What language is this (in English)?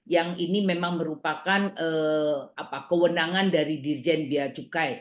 Indonesian